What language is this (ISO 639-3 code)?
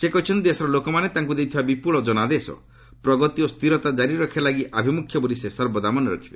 ori